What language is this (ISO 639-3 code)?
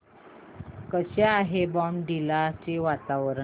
mar